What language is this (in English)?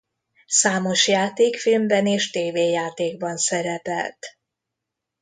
Hungarian